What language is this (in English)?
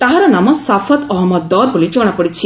Odia